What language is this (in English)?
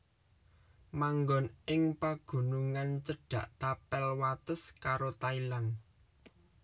Javanese